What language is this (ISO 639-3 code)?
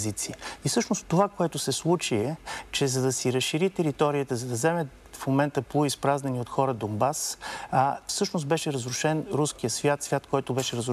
bul